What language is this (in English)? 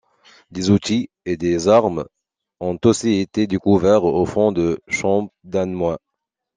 French